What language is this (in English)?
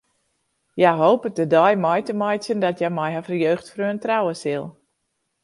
Western Frisian